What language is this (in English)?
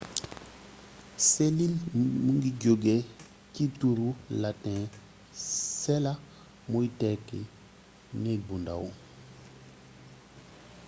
Wolof